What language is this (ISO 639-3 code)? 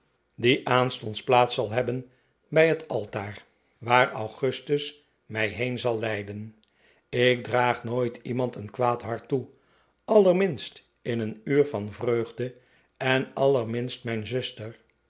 nld